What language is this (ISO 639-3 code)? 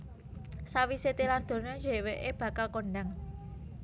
jav